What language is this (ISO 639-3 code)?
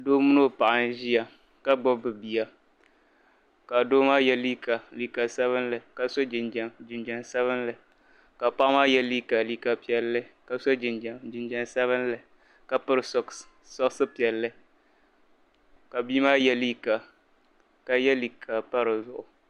dag